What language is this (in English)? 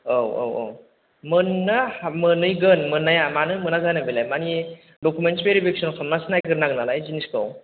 Bodo